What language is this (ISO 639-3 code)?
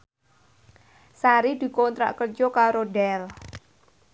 jav